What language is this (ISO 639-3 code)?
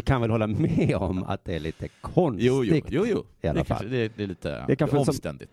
swe